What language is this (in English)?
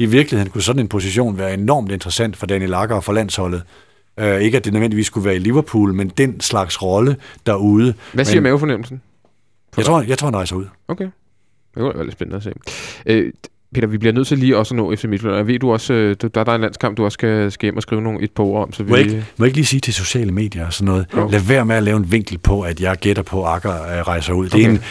Danish